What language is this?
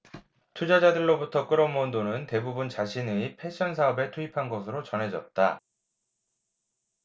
Korean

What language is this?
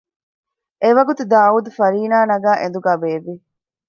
Divehi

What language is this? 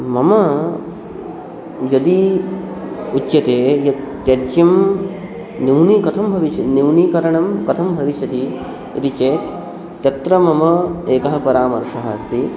Sanskrit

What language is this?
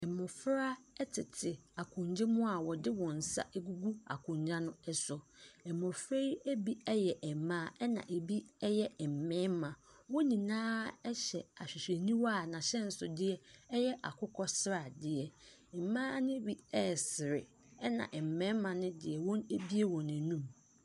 Akan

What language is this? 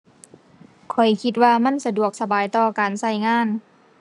Thai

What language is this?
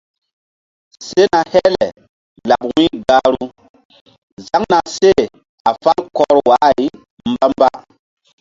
Mbum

